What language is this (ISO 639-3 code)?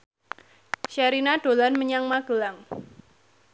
jav